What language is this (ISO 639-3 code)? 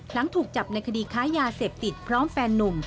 tha